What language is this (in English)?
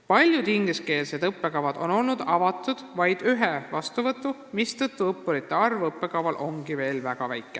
Estonian